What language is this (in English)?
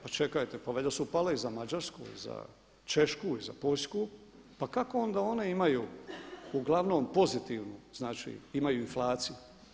Croatian